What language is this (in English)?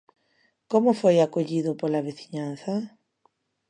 Galician